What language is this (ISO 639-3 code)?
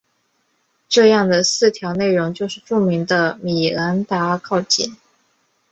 zho